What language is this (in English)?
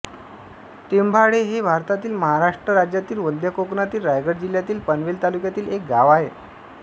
Marathi